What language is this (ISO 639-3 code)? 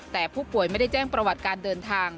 tha